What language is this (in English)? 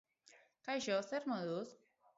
Basque